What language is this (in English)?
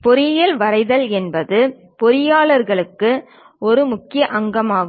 Tamil